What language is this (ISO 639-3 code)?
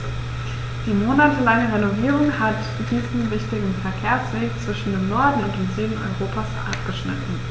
deu